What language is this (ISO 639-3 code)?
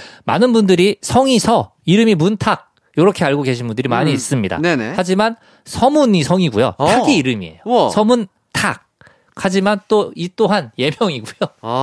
kor